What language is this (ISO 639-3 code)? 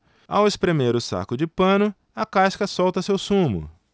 por